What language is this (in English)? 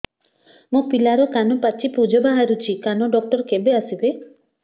Odia